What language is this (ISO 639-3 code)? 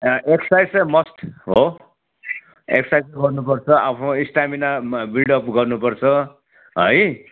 nep